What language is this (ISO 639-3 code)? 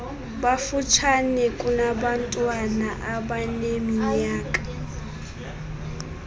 xho